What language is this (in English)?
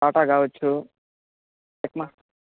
Telugu